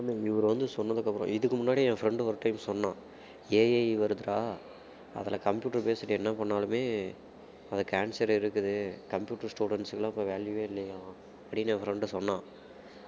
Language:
Tamil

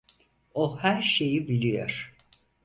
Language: Turkish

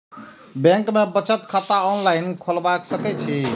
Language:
Maithili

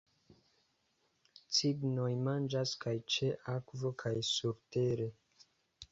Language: Esperanto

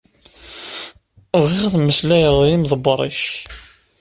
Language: Kabyle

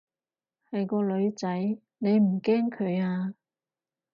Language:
Cantonese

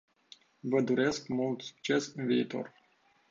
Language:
Romanian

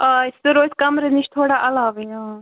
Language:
Kashmiri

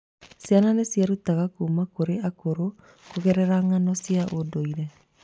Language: Kikuyu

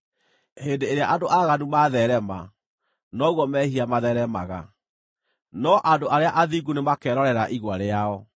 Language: Kikuyu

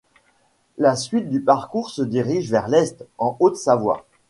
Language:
French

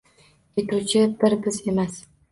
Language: Uzbek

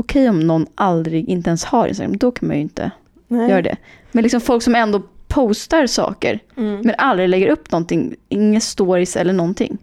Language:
Swedish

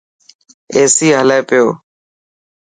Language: Dhatki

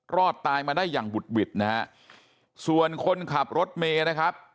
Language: Thai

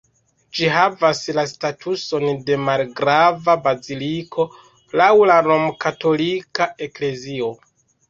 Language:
Esperanto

